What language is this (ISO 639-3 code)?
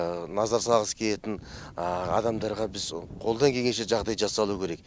kaz